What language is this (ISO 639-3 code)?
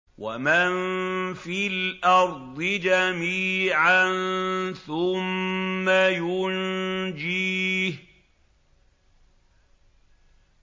ara